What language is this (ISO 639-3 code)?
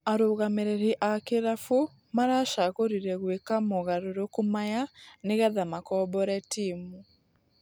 kik